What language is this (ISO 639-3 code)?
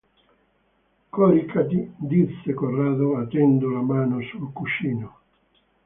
ita